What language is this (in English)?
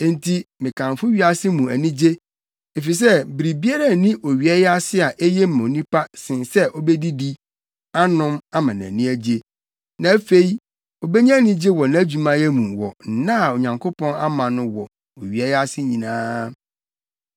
Akan